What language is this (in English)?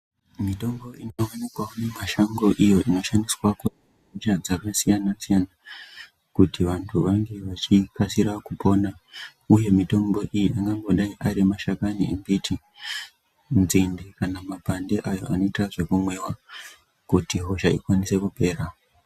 Ndau